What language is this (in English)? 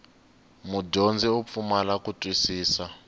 Tsonga